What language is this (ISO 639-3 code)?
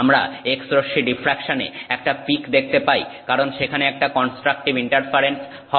ben